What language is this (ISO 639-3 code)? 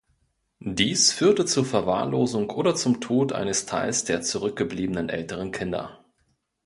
deu